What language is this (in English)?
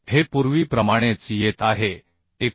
Marathi